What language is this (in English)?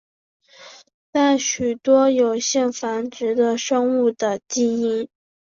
Chinese